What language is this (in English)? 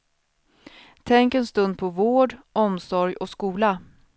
Swedish